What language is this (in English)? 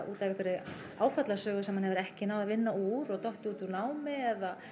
Icelandic